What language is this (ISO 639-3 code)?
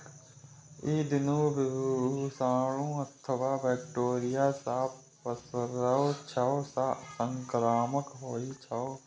mai